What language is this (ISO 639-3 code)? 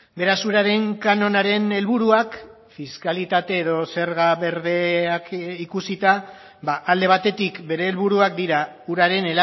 eus